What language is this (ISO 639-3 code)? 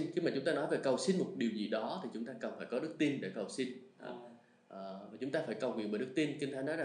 vie